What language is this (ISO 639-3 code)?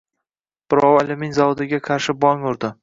uzb